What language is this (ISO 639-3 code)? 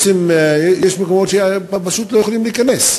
heb